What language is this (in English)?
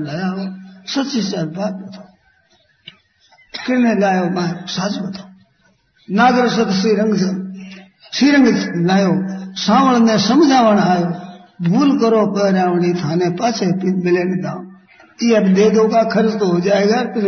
Hindi